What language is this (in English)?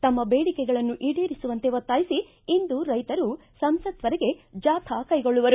Kannada